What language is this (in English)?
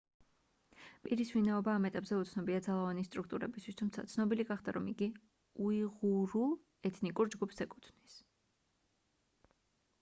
Georgian